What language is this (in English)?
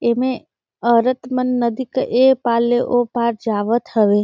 Surgujia